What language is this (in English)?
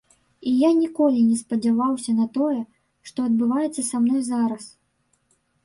Belarusian